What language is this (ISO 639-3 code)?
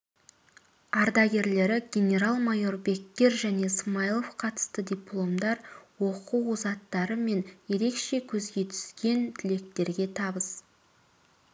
kaz